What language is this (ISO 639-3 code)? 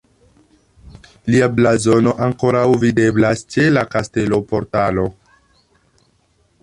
epo